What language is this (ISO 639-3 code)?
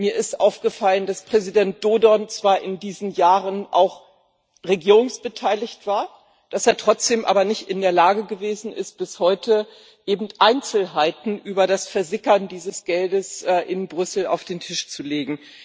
deu